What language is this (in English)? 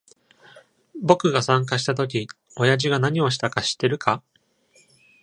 Japanese